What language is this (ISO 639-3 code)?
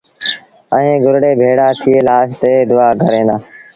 sbn